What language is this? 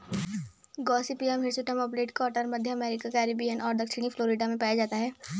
Hindi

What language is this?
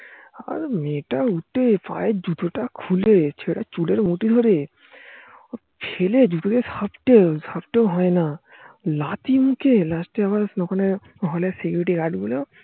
Bangla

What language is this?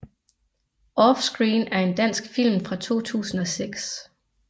Danish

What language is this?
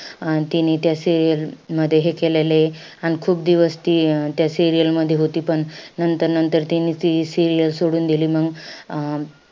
Marathi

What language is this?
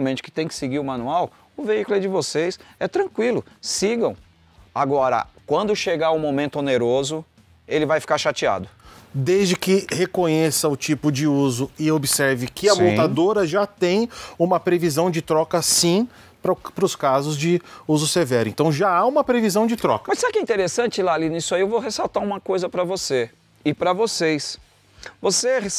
Portuguese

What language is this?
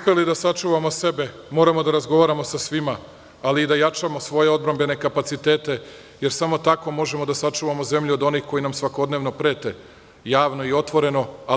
Serbian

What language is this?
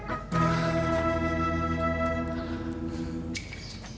Indonesian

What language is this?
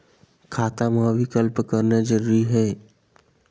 Chhattisgarhi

